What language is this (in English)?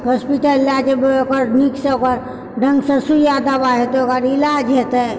Maithili